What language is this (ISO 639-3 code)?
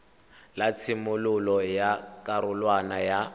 tsn